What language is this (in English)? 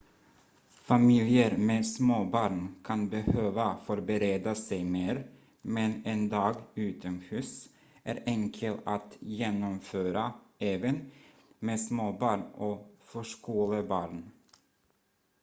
Swedish